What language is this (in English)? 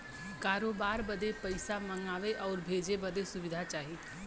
Bhojpuri